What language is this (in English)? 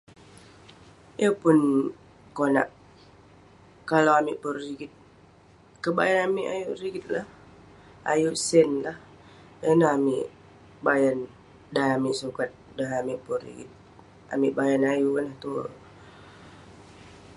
Western Penan